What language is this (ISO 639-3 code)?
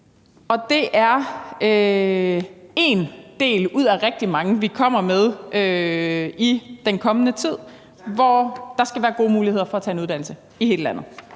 dan